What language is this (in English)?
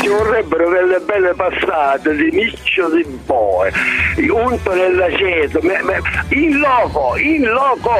Italian